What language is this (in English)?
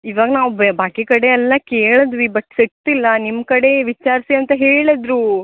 Kannada